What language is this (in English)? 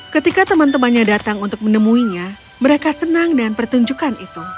Indonesian